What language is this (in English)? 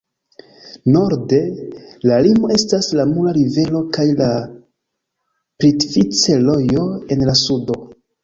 Esperanto